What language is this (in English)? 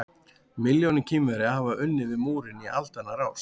Icelandic